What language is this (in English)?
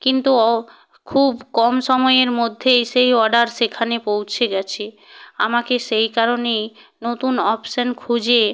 Bangla